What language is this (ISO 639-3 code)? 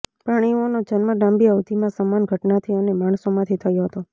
guj